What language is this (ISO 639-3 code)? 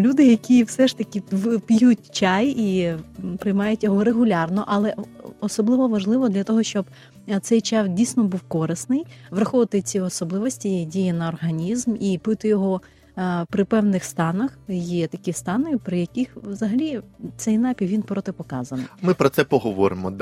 ukr